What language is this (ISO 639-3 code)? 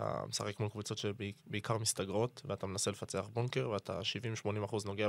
heb